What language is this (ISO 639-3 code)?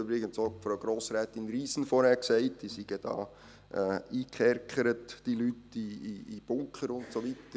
gsw